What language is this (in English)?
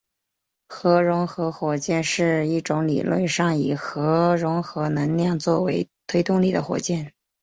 Chinese